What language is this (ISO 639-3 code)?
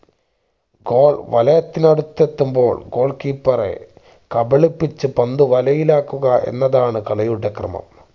mal